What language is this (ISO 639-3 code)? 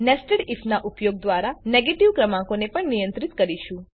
guj